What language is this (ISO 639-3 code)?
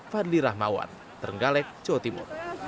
ind